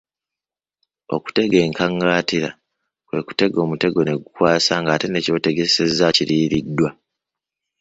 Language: Ganda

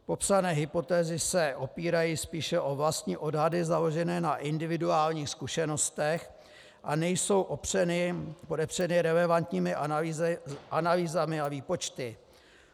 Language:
Czech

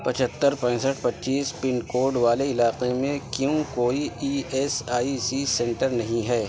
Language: Urdu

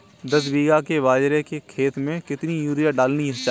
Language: Hindi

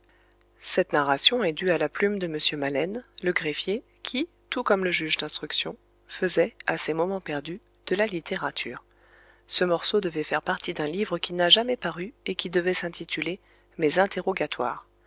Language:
French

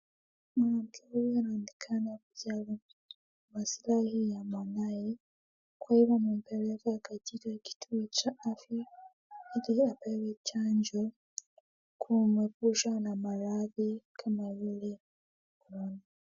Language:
Swahili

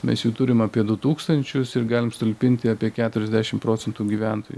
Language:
Lithuanian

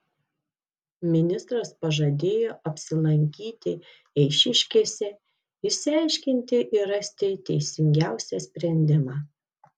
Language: Lithuanian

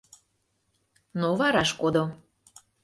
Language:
Mari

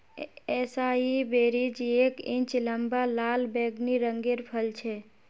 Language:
Magahi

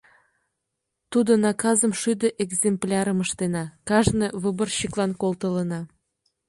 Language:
Mari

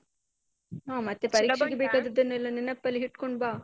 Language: Kannada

